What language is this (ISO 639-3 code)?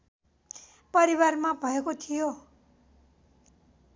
nep